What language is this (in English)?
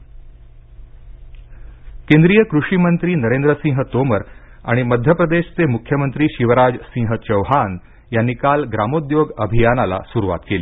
Marathi